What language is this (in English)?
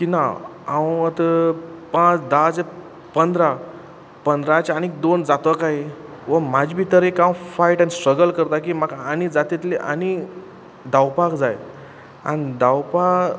Konkani